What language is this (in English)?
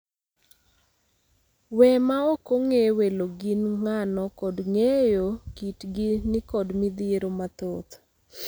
Luo (Kenya and Tanzania)